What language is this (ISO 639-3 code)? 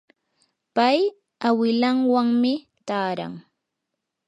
qur